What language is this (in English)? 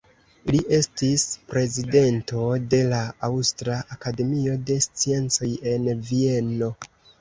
Esperanto